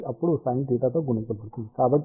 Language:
Telugu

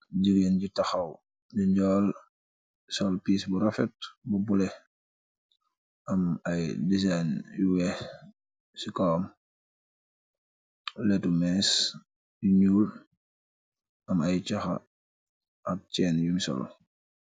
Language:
Wolof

